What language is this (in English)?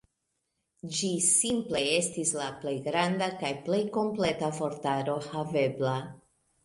Esperanto